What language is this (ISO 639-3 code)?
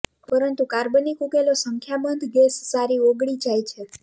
guj